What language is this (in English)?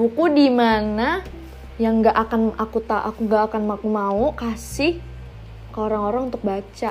Indonesian